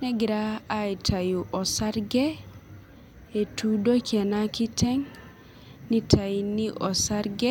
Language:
Masai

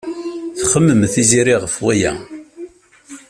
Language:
Kabyle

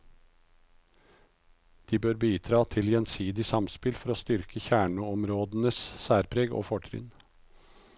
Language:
Norwegian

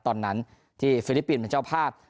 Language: Thai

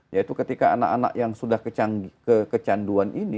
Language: Indonesian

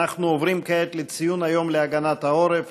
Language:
Hebrew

